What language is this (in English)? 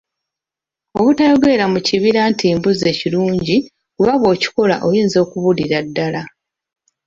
Ganda